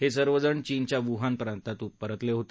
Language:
Marathi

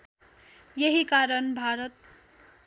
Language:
Nepali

